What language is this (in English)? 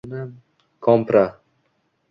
Uzbek